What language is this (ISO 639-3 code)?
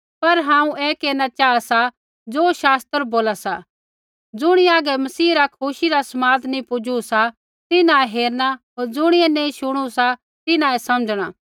kfx